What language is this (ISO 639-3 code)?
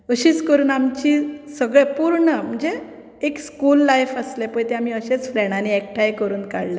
kok